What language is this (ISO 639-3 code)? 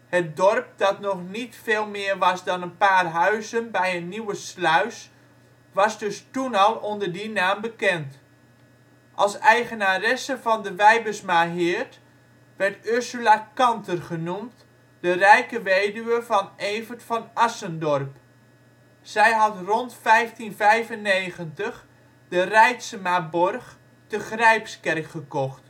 nld